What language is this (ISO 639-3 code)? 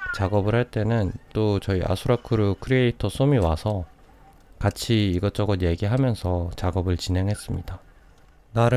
kor